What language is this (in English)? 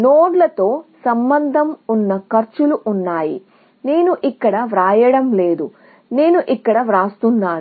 Telugu